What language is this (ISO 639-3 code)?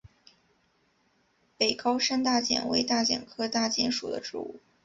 zho